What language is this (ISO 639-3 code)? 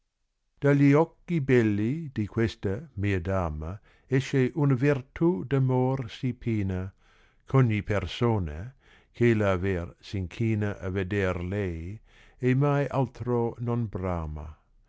ita